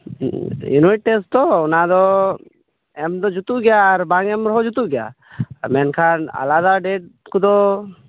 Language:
Santali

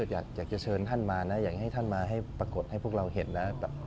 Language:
Thai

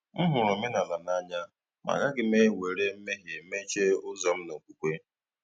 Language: Igbo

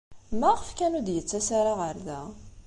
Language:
Kabyle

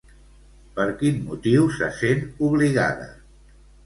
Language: Catalan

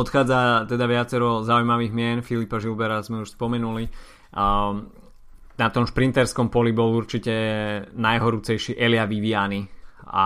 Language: Slovak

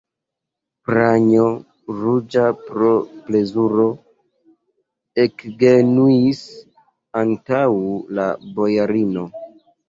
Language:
Esperanto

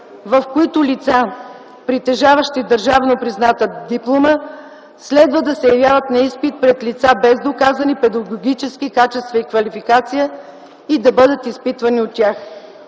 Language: Bulgarian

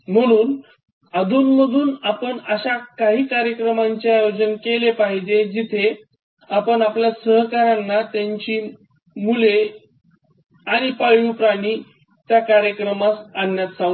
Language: Marathi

